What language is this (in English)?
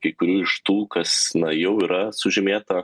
Lithuanian